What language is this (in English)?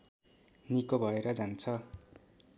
Nepali